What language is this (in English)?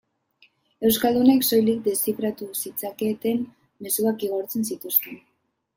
Basque